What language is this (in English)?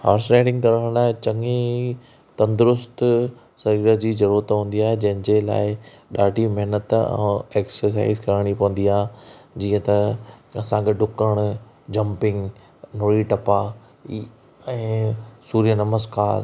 Sindhi